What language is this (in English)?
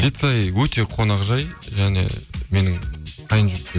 Kazakh